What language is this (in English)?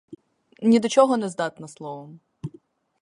Ukrainian